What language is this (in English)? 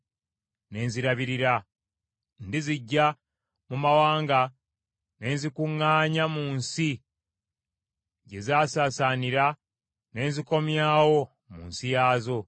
Ganda